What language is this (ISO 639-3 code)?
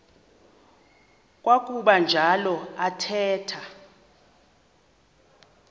xho